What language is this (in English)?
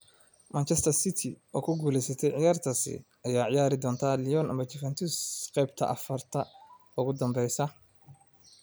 Somali